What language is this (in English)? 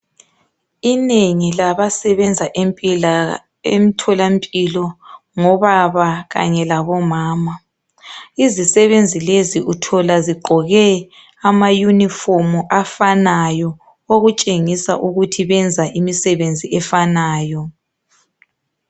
North Ndebele